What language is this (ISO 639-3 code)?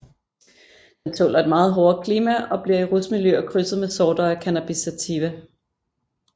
dan